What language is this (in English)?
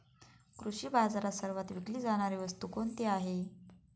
Marathi